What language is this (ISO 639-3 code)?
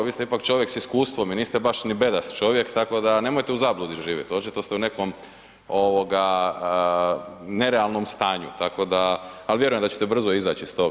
hrv